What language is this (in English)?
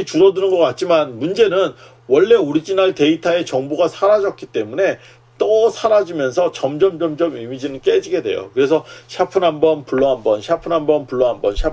Korean